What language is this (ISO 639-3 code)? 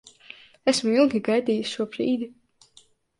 lav